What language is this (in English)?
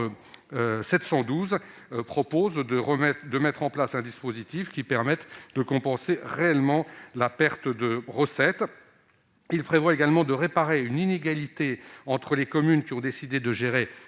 French